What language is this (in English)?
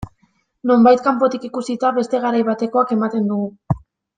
Basque